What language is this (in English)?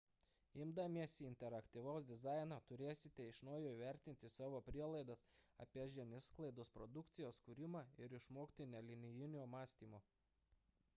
Lithuanian